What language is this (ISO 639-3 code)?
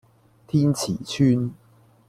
yue